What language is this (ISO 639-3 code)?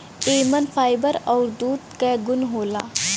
bho